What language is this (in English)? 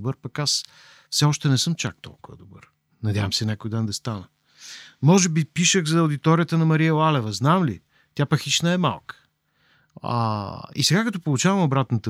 Bulgarian